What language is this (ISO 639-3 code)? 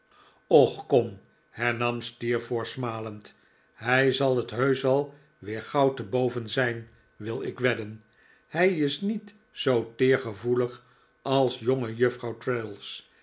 nld